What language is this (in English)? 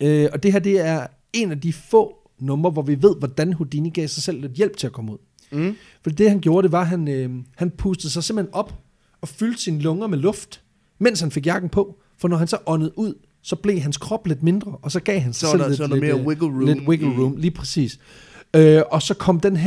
Danish